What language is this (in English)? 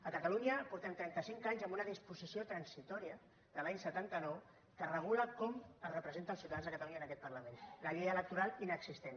Catalan